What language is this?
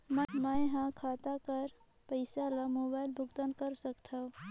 Chhattisgarhi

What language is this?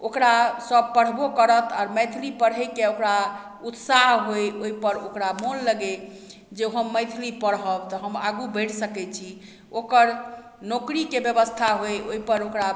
Maithili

